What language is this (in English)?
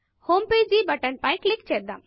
Telugu